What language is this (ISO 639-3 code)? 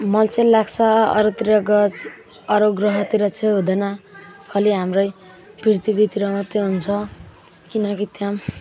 nep